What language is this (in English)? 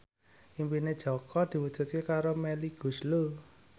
Javanese